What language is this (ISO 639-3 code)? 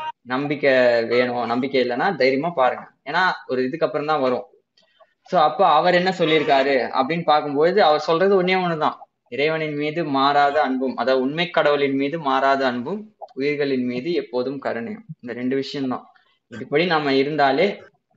tam